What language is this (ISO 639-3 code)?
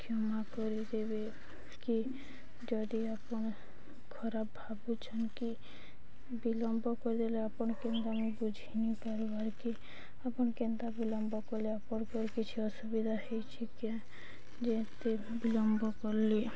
ori